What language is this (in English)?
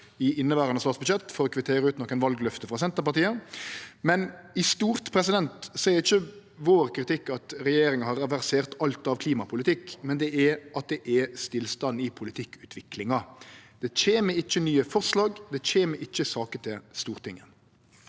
Norwegian